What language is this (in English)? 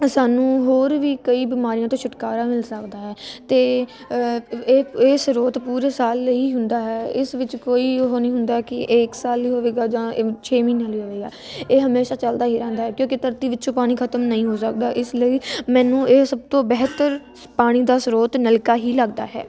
Punjabi